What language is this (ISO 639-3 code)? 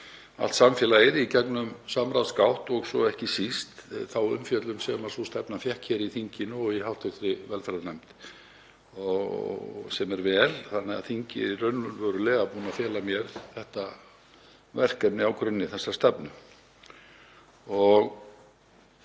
isl